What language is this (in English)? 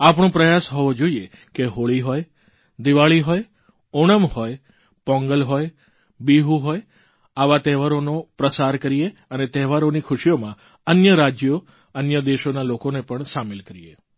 Gujarati